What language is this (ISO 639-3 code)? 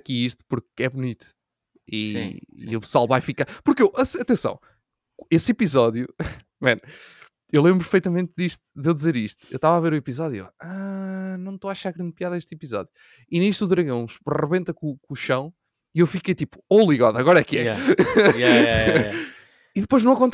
por